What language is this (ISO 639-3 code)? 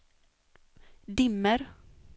swe